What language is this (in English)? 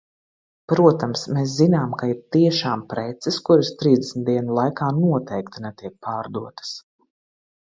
Latvian